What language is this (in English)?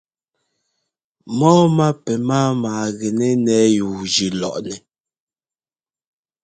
Ngomba